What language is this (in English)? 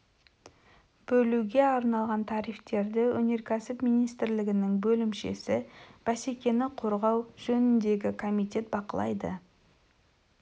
Kazakh